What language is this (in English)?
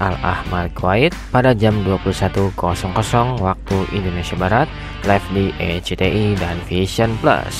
Indonesian